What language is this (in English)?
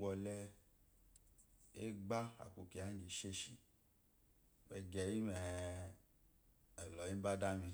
Eloyi